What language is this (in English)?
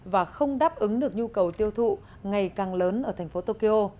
Vietnamese